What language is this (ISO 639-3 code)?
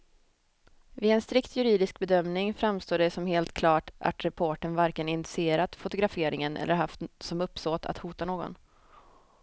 swe